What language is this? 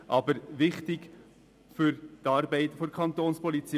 Swiss German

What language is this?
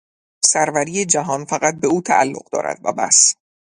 Persian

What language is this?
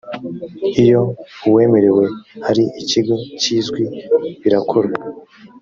Kinyarwanda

